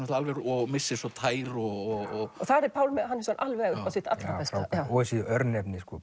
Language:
Icelandic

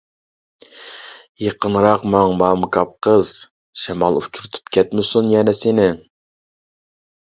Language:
Uyghur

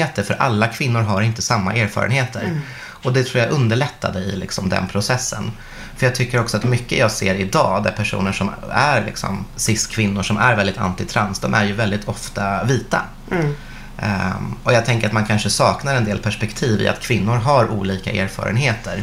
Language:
Swedish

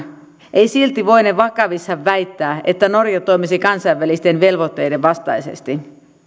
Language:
Finnish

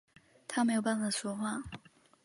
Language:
Chinese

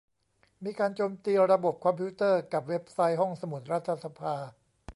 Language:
Thai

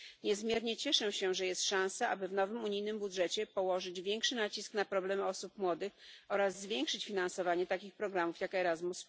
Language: Polish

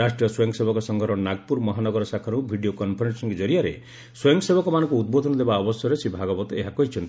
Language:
Odia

